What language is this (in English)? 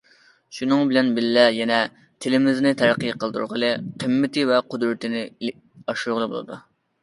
Uyghur